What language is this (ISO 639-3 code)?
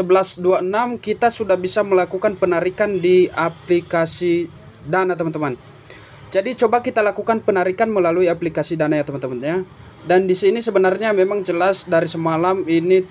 ind